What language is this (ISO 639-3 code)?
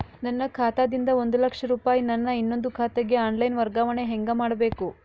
kan